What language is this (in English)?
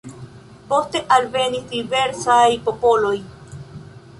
Esperanto